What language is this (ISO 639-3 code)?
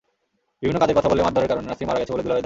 ben